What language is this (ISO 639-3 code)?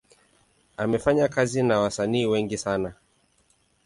swa